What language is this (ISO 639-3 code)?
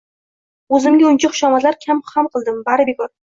uzb